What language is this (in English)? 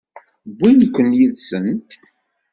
Kabyle